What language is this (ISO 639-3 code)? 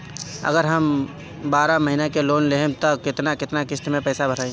bho